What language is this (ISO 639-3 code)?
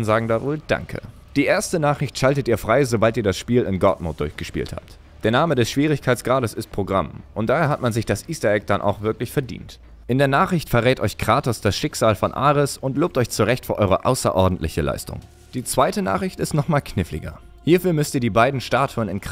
deu